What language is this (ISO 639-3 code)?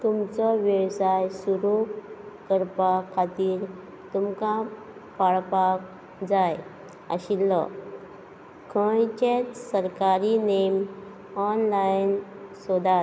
kok